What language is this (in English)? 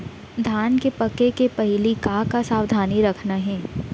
Chhattisgarhi